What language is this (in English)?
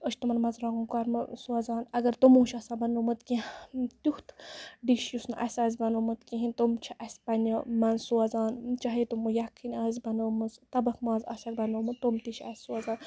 Kashmiri